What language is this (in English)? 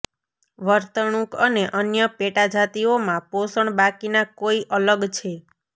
Gujarati